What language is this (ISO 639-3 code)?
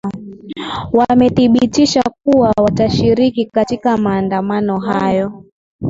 swa